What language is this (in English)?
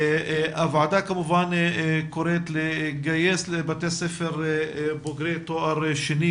Hebrew